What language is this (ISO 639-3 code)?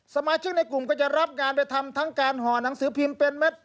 tha